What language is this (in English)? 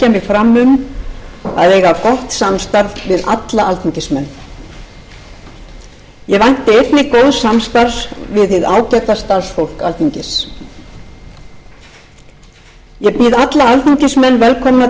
Icelandic